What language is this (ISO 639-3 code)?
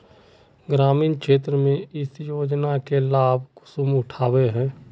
mag